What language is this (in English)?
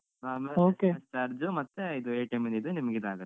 Kannada